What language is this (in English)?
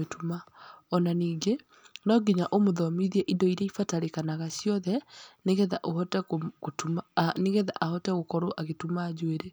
Kikuyu